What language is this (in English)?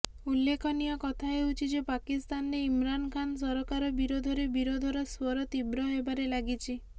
Odia